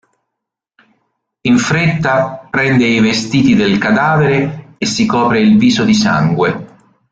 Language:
Italian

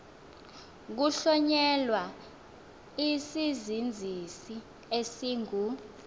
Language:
Xhosa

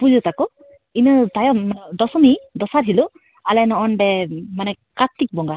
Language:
Santali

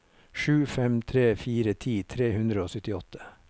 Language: Norwegian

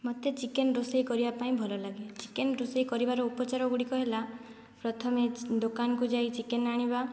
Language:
Odia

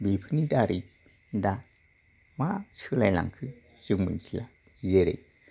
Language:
Bodo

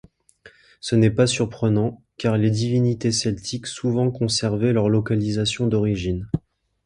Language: French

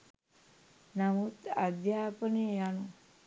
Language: Sinhala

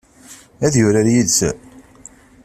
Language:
Kabyle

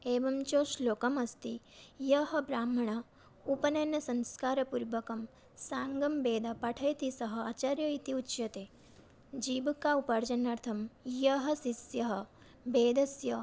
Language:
Sanskrit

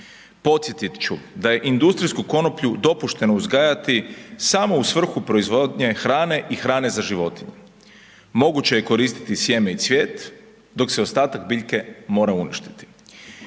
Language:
Croatian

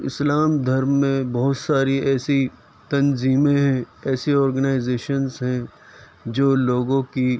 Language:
Urdu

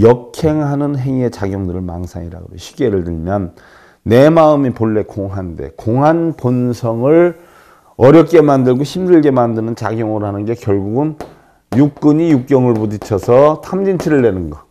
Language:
Korean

